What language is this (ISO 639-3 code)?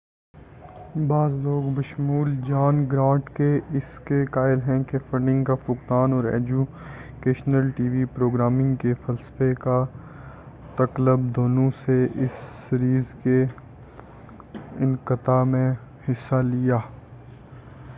urd